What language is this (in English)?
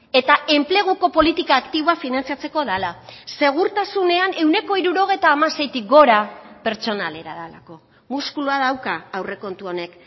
Basque